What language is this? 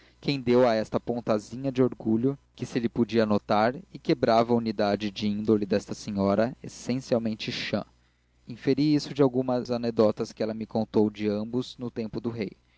Portuguese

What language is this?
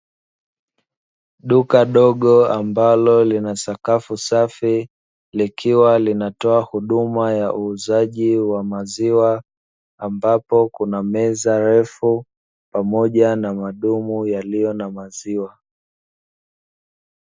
Swahili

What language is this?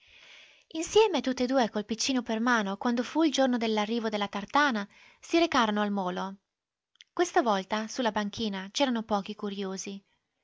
Italian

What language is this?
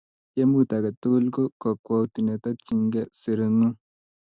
Kalenjin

